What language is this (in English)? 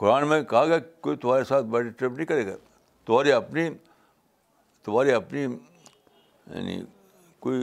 Urdu